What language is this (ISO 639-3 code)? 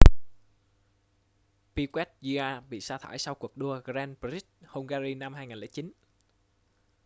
vie